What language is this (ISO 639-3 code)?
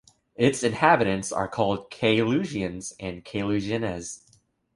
eng